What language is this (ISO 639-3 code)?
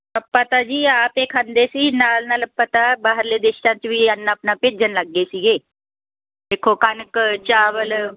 pan